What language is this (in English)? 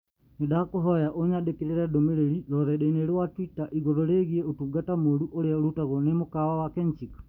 Kikuyu